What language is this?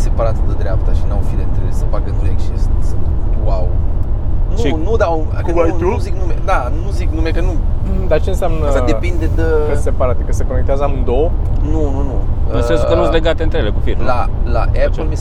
Romanian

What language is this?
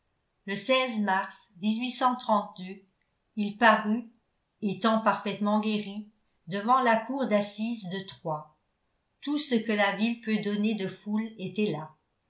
French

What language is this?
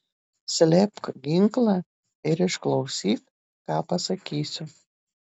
Lithuanian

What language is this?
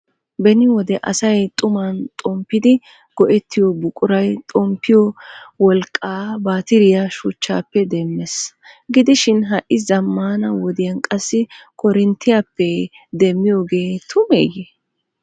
Wolaytta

